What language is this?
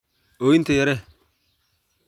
Somali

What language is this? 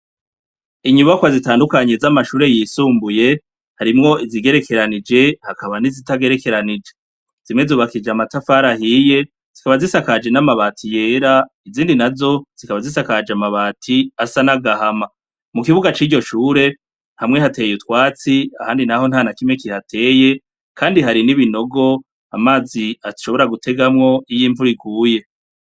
Rundi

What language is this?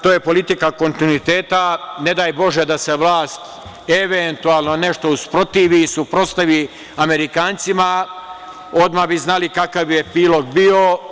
Serbian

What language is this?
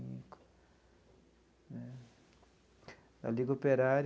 Portuguese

